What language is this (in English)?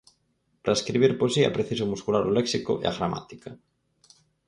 Galician